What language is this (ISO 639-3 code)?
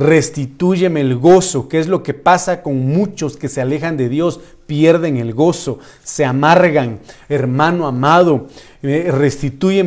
spa